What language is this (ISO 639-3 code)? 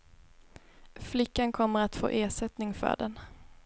swe